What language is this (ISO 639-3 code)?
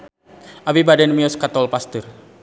sun